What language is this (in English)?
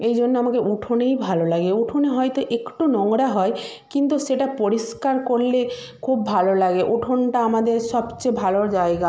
Bangla